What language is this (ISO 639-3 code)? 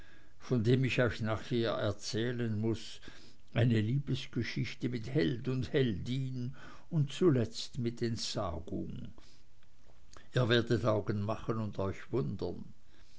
deu